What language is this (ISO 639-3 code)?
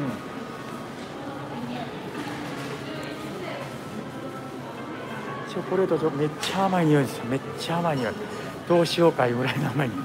jpn